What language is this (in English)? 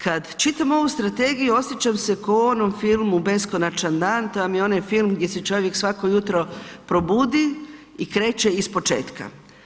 Croatian